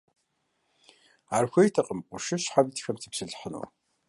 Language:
Kabardian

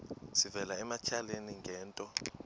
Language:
Xhosa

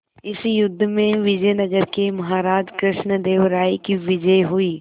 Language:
Hindi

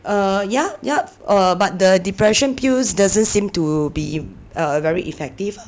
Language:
English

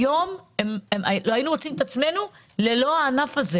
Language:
Hebrew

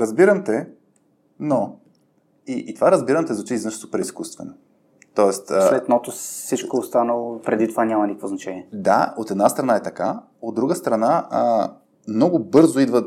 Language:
Bulgarian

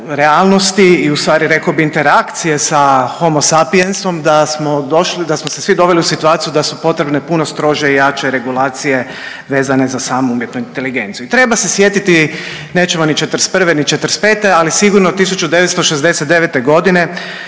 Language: Croatian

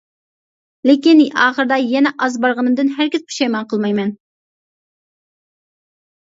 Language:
Uyghur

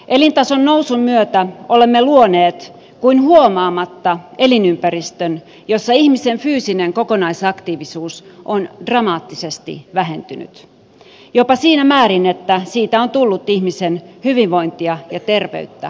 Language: Finnish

